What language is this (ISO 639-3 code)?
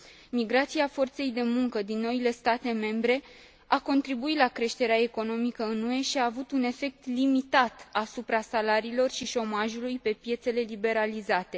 ron